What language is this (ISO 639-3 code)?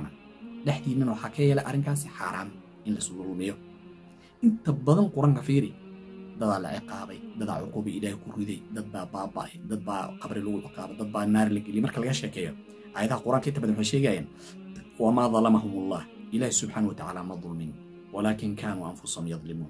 ara